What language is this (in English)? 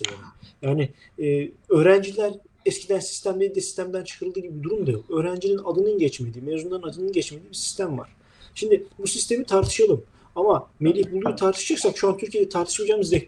Turkish